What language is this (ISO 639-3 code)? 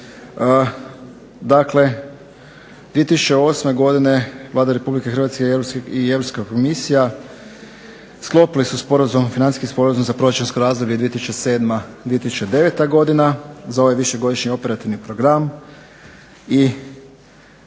hrv